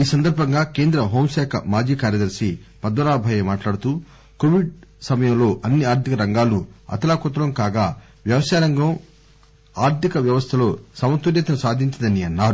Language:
Telugu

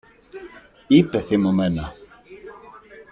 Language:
Greek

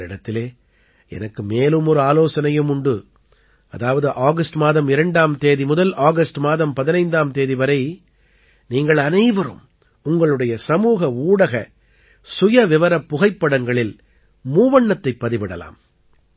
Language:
Tamil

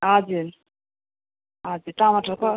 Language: Nepali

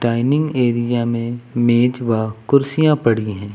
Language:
Hindi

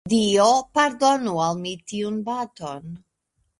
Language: Esperanto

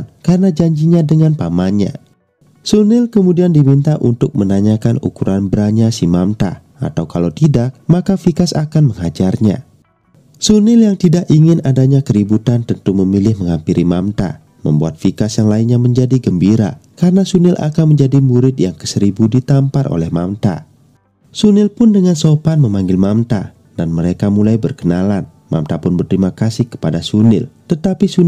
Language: Indonesian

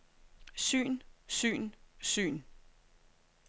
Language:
Danish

